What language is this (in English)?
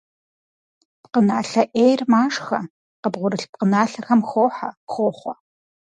Kabardian